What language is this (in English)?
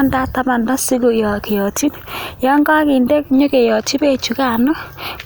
Kalenjin